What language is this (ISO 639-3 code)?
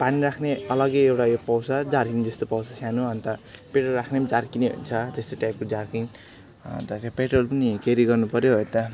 nep